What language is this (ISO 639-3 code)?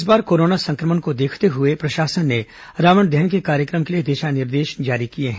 hin